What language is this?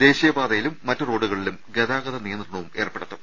Malayalam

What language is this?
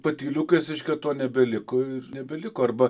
Lithuanian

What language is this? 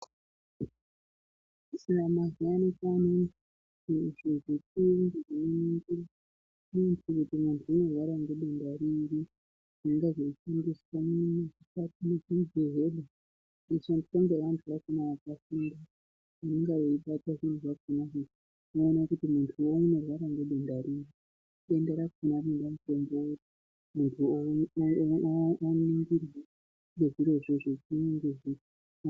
Ndau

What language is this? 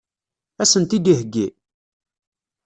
Kabyle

